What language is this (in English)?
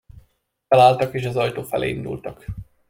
Hungarian